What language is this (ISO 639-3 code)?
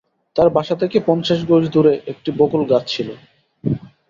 ben